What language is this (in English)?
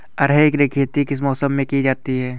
Hindi